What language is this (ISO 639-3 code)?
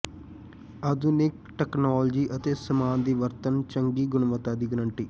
pan